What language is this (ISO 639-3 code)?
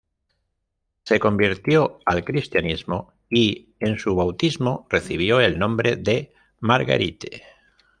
spa